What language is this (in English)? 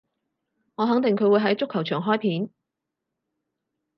Cantonese